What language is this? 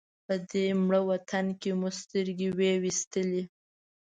Pashto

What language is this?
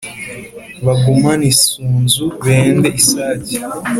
Kinyarwanda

